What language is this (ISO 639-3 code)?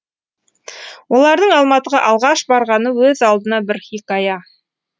kaz